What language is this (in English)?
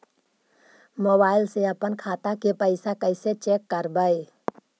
Magahi